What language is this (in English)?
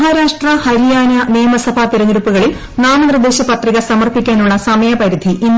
Malayalam